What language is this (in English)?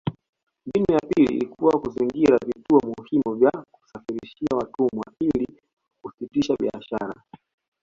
Swahili